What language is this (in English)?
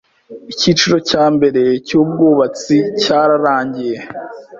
Kinyarwanda